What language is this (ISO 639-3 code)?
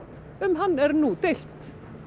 isl